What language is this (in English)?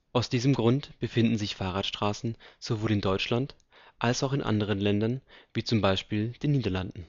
German